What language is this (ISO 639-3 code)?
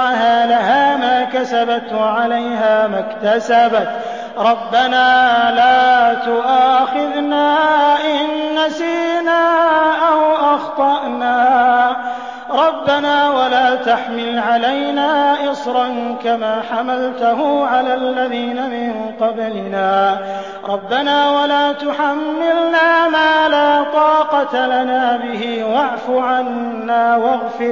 ara